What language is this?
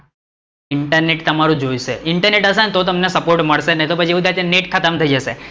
Gujarati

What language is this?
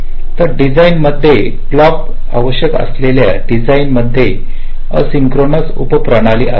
Marathi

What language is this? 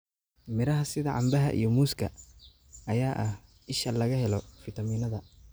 Somali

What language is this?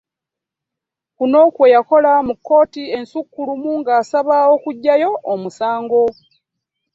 Ganda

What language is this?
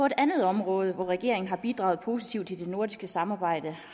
Danish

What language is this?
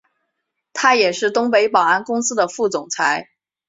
Chinese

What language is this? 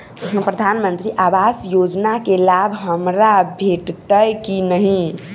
Maithili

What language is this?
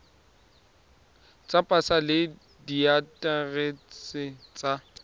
Tswana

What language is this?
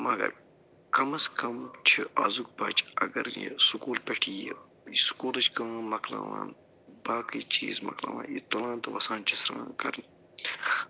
Kashmiri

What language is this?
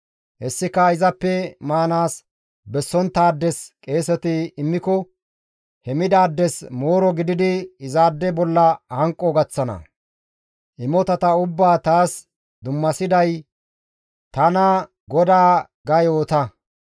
Gamo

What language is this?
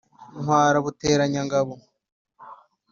Kinyarwanda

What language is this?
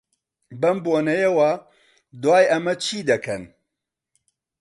Central Kurdish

